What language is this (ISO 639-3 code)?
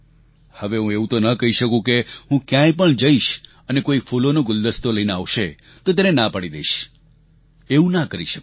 guj